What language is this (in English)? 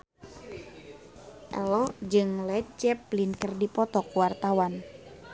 Sundanese